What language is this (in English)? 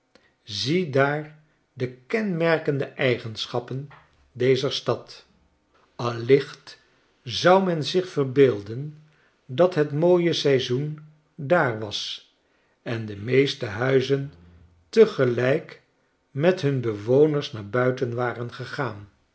Dutch